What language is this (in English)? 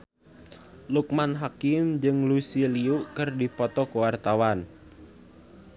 Sundanese